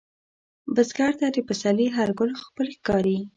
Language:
Pashto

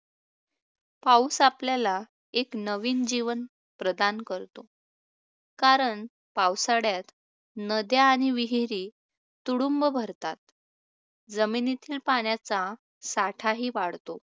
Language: Marathi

